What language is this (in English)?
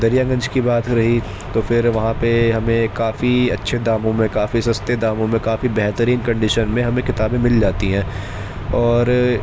Urdu